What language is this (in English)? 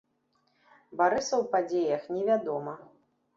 Belarusian